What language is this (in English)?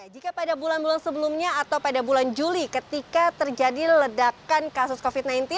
Indonesian